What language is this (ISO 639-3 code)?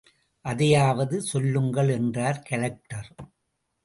tam